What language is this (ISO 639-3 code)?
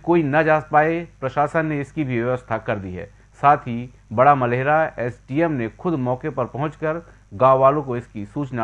hin